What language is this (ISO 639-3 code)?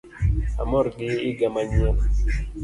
luo